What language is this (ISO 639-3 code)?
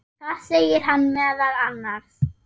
isl